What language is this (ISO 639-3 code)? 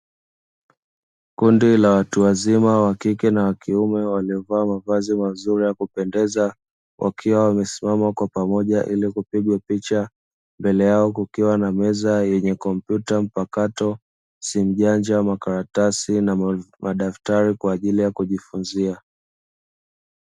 swa